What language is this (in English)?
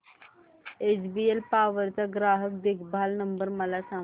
Marathi